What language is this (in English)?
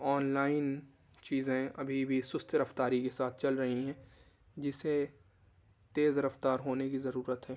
Urdu